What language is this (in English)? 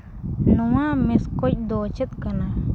Santali